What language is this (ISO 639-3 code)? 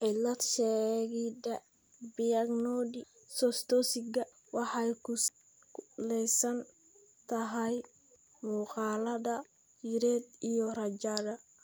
som